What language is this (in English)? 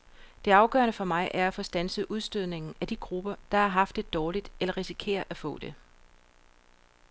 Danish